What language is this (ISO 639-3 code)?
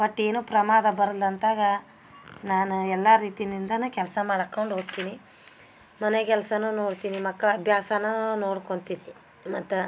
kan